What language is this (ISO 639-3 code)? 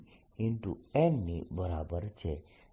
guj